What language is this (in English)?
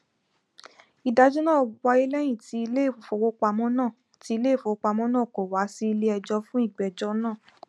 Yoruba